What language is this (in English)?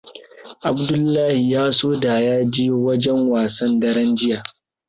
Hausa